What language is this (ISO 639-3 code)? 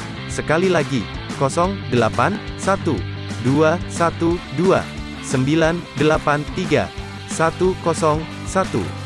ind